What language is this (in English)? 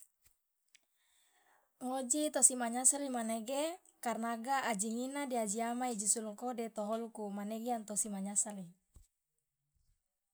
Loloda